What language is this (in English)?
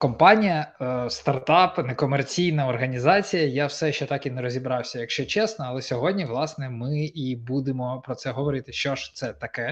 Ukrainian